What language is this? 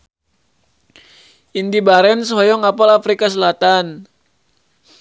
Sundanese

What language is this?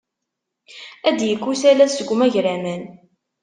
Kabyle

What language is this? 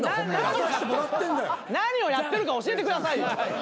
Japanese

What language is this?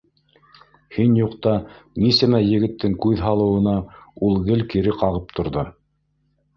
Bashkir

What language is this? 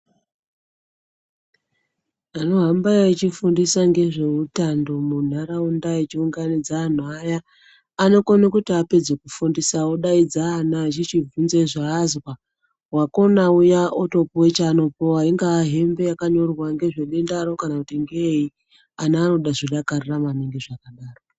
Ndau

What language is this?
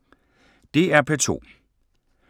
Danish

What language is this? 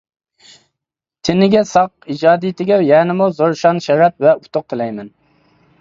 Uyghur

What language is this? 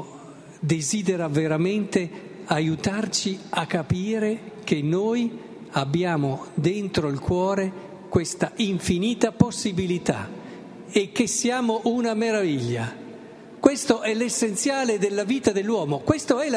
Italian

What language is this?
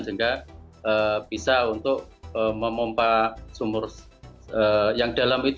Indonesian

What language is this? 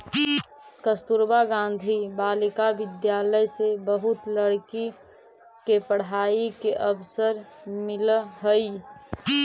Magahi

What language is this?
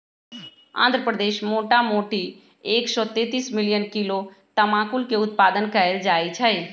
Magahi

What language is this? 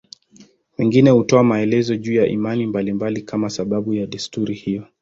Swahili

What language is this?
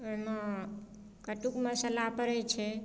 Maithili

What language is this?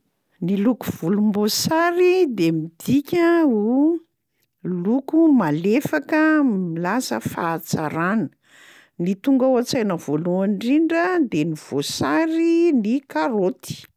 Malagasy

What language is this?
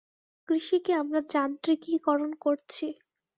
Bangla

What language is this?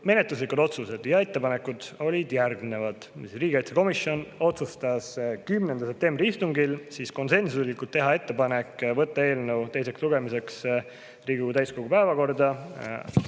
Estonian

